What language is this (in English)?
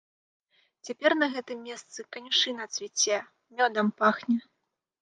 Belarusian